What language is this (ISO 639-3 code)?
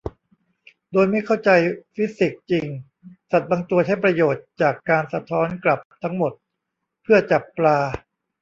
tha